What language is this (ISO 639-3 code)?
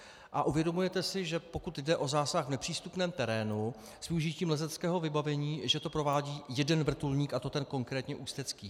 ces